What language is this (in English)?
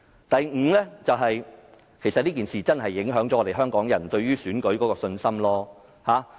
Cantonese